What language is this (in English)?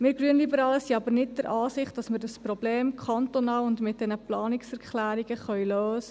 Swiss German